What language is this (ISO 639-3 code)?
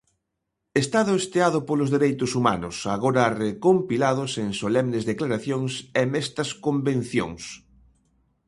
glg